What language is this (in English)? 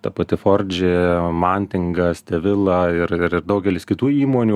Lithuanian